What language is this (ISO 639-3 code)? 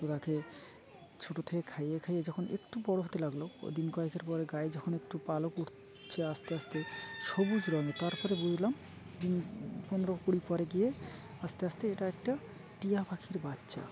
ben